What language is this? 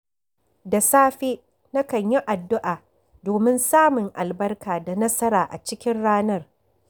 Hausa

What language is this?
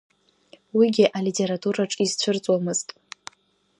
Abkhazian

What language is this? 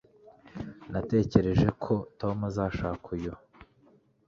Kinyarwanda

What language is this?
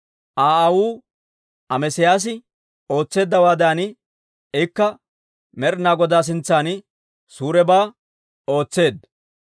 Dawro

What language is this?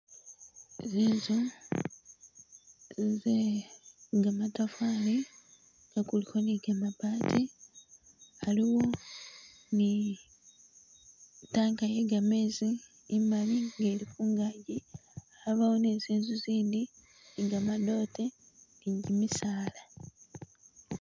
Masaaba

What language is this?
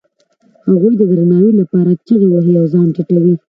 Pashto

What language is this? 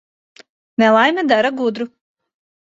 Latvian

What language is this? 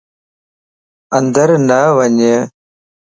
Lasi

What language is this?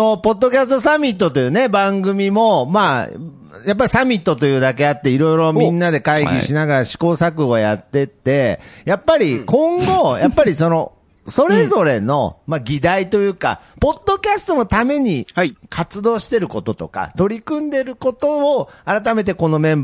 Japanese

